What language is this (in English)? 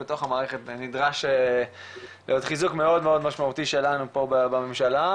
Hebrew